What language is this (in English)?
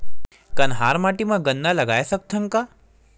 Chhattisgarhi